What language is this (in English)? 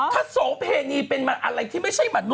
Thai